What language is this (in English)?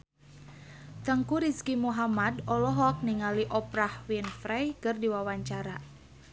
Sundanese